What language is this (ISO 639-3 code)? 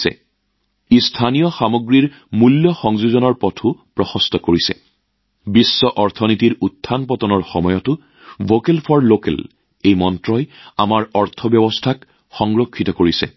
asm